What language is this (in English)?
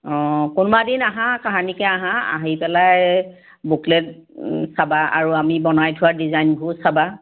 Assamese